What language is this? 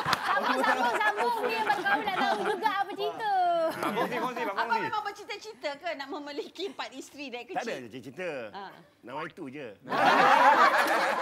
Malay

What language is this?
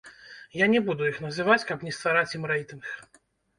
Belarusian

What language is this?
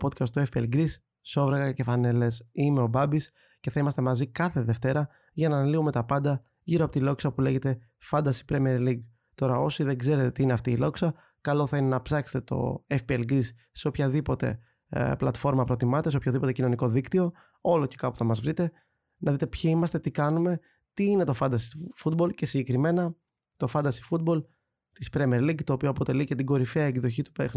Greek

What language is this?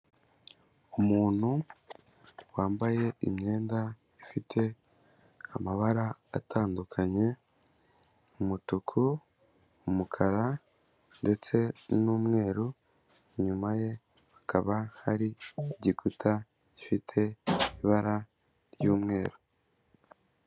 Kinyarwanda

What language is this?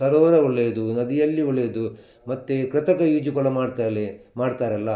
Kannada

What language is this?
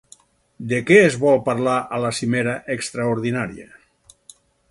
Catalan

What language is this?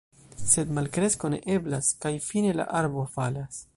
Esperanto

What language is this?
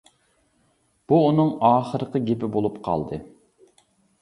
Uyghur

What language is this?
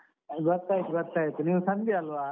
Kannada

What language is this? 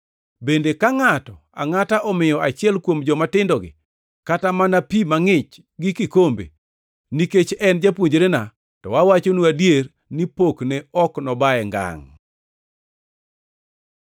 Luo (Kenya and Tanzania)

